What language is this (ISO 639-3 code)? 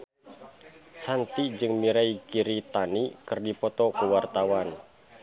sun